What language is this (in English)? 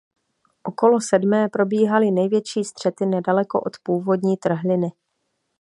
Czech